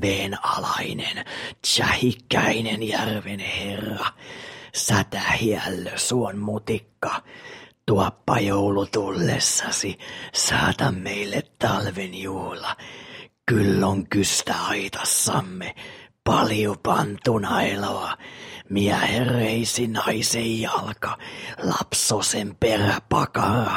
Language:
Finnish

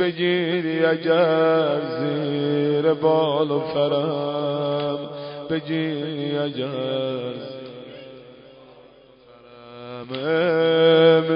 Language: Persian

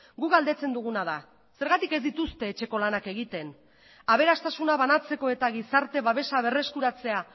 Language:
Basque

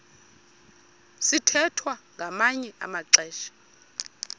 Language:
Xhosa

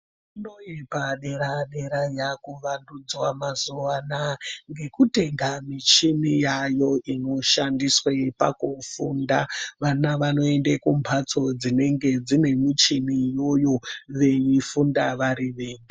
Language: Ndau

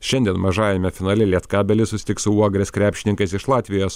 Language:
Lithuanian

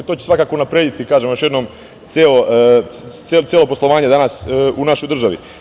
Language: Serbian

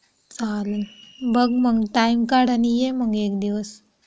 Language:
Marathi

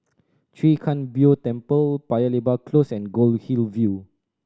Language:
English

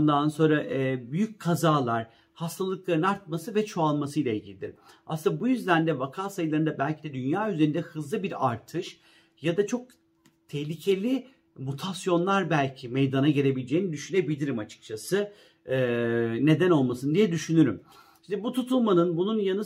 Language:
Turkish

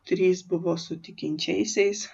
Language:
Lithuanian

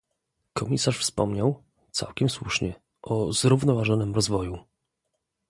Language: Polish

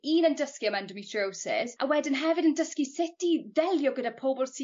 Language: Welsh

